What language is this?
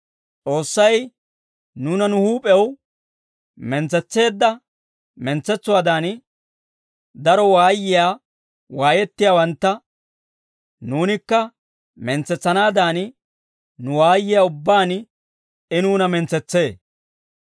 Dawro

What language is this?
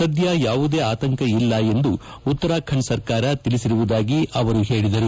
Kannada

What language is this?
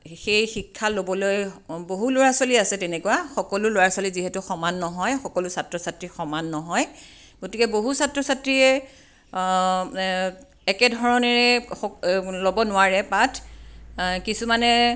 Assamese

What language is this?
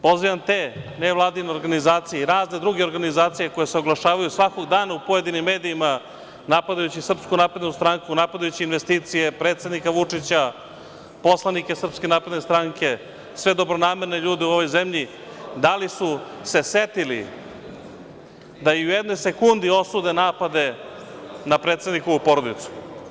Serbian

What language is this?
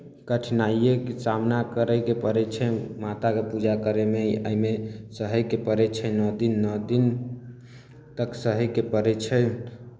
Maithili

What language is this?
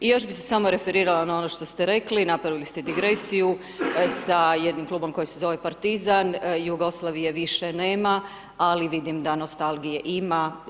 Croatian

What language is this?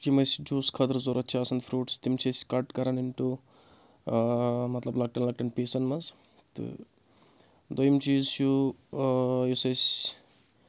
Kashmiri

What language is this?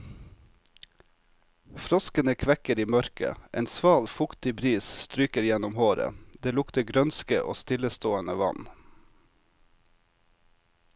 Norwegian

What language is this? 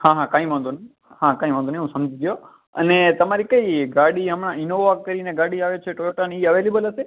Gujarati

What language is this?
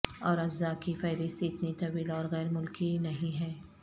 Urdu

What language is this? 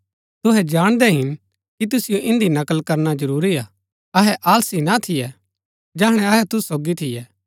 Gaddi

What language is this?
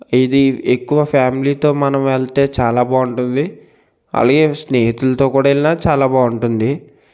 Telugu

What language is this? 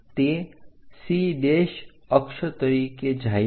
Gujarati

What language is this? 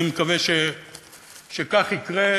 Hebrew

